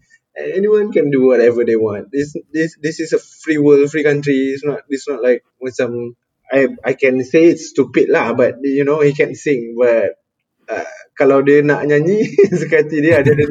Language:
Malay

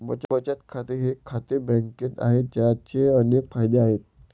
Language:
Marathi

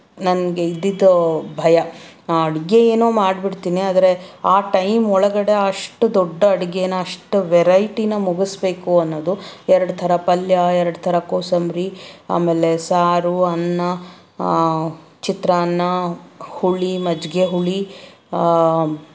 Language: Kannada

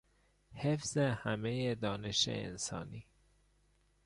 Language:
Persian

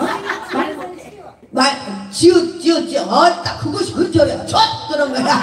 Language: Korean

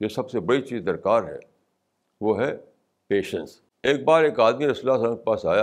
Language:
Urdu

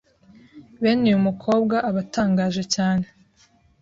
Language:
Kinyarwanda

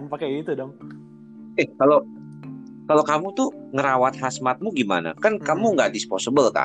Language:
Indonesian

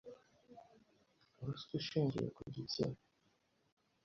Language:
Kinyarwanda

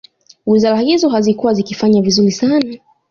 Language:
Swahili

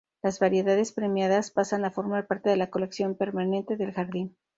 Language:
Spanish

